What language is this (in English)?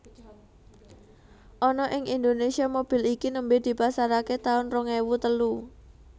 Javanese